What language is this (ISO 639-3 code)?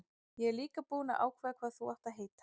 isl